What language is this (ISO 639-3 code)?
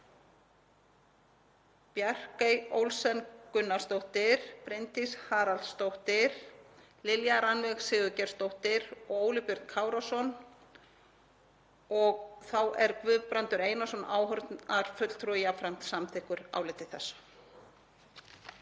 isl